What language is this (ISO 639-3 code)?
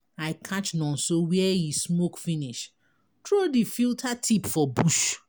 pcm